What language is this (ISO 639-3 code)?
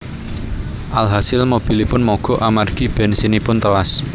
jav